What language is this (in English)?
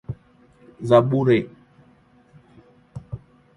Swahili